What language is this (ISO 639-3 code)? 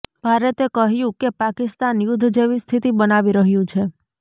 guj